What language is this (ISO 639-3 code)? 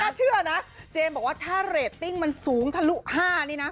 tha